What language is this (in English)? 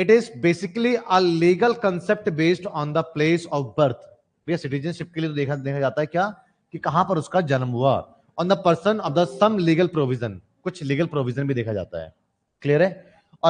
Hindi